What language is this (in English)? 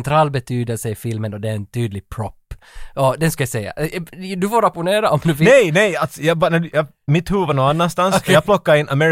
Swedish